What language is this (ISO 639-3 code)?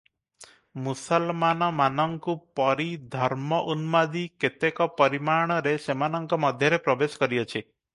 ori